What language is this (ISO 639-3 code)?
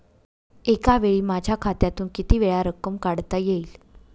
mar